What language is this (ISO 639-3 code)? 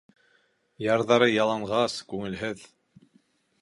bak